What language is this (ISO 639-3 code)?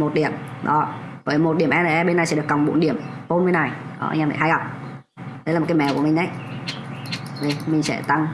vie